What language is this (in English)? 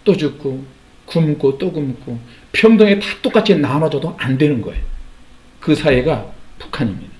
Korean